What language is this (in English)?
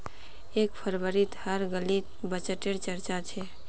Magahi